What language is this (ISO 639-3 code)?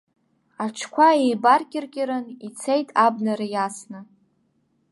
abk